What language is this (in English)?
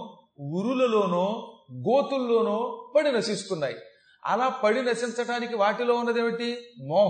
Telugu